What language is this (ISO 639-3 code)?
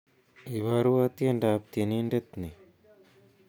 kln